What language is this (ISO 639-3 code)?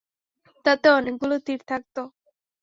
ben